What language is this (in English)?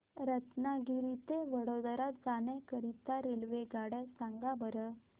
Marathi